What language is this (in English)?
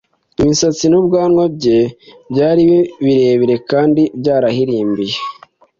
Kinyarwanda